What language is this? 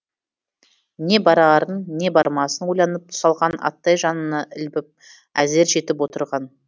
Kazakh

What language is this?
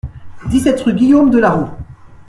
French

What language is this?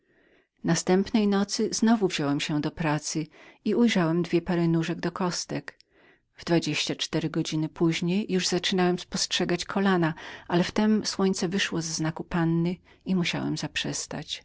Polish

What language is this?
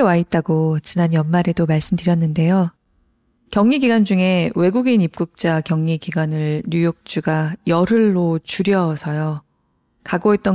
Korean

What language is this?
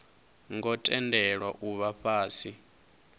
Venda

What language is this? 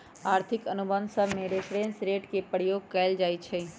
Magahi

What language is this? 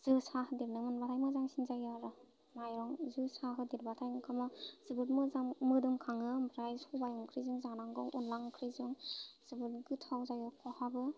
Bodo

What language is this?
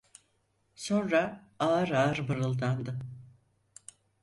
Turkish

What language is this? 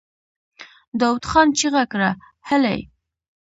Pashto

